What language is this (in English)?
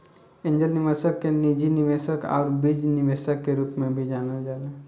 Bhojpuri